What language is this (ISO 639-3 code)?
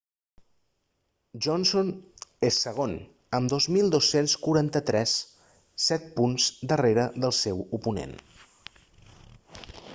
cat